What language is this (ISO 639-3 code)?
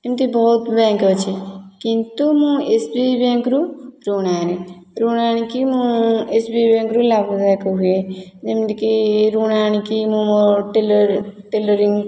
ori